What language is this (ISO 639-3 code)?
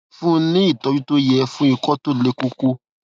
yor